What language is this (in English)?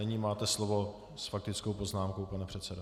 Czech